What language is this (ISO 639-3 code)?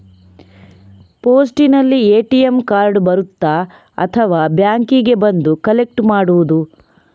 kan